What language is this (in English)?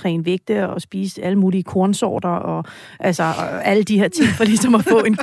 Danish